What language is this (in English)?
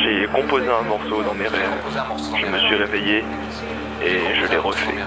French